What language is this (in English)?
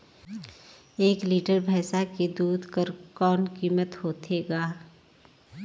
Chhattisgarhi